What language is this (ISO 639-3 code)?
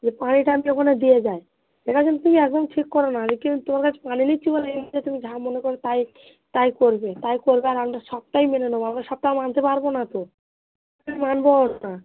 ben